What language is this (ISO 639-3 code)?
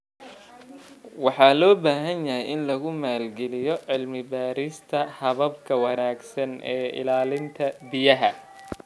som